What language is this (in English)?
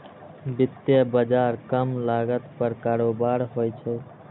Maithili